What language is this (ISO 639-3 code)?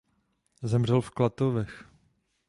ces